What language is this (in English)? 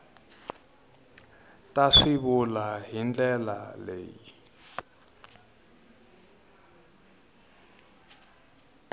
Tsonga